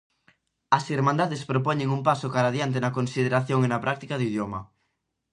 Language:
Galician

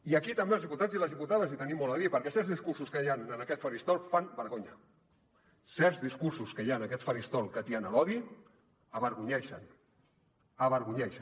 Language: Catalan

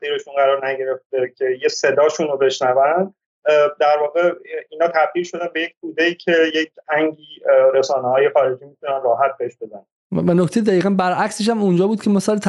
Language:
Persian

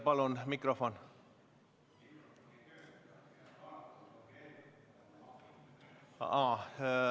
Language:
Estonian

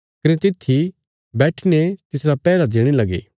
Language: Bilaspuri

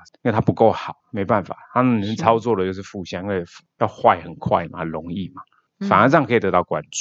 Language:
Chinese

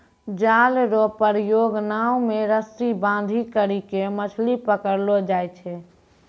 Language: Maithili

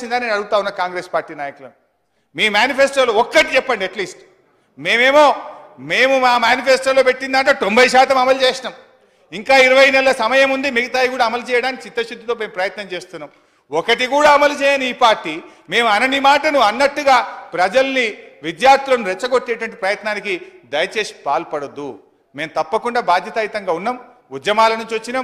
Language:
Telugu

